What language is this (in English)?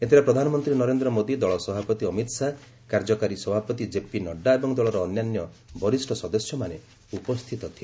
Odia